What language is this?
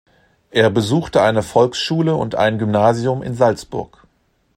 German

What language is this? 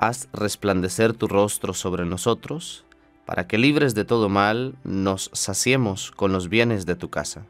Spanish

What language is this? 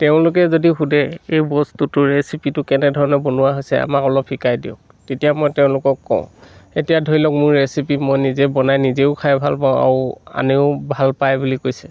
Assamese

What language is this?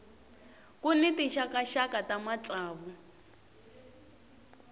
Tsonga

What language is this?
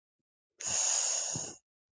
Georgian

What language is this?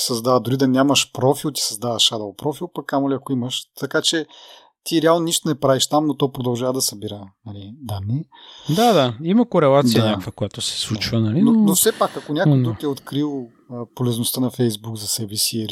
Bulgarian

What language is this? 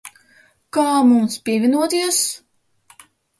Latvian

